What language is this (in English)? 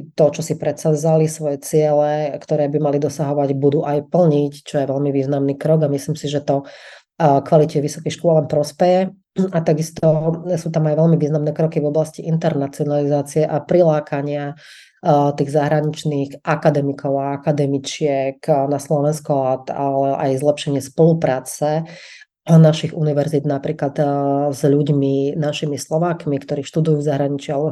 Slovak